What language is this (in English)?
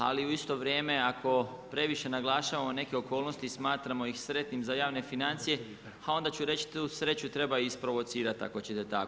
Croatian